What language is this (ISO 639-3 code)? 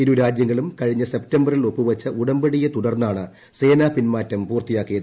mal